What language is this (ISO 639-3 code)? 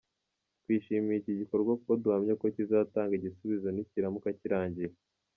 kin